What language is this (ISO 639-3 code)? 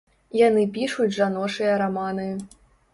bel